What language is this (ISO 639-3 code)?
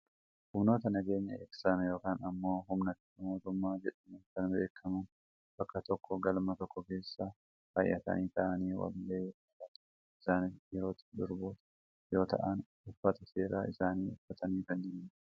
orm